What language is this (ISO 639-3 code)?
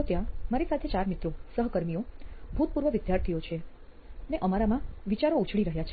guj